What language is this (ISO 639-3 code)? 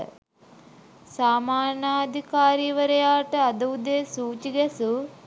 sin